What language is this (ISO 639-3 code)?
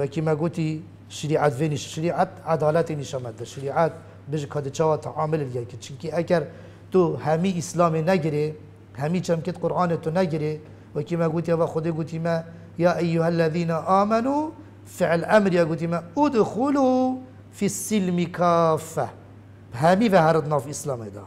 ara